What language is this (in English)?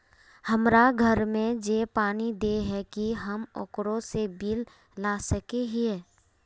Magahi